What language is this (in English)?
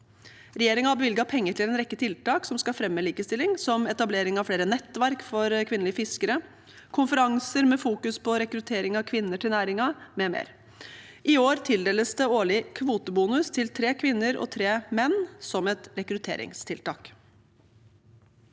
Norwegian